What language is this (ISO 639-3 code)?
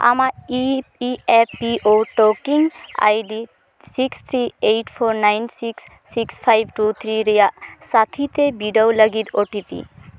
sat